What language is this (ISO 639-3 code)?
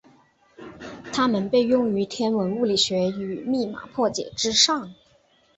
zho